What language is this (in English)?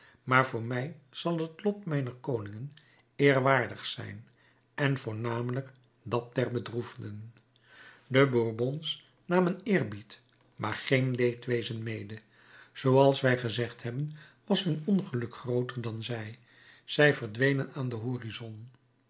Dutch